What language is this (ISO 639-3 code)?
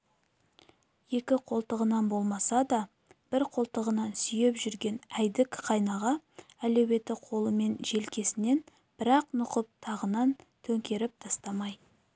kaz